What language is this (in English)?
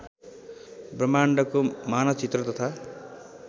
Nepali